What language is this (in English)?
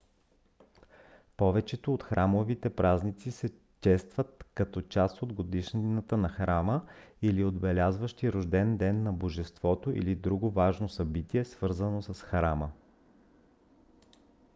Bulgarian